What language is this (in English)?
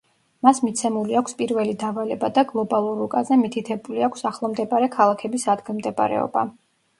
Georgian